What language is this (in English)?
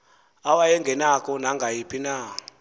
Xhosa